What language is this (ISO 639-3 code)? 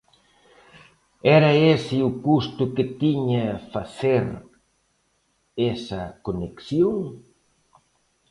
glg